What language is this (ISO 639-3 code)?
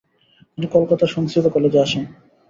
ben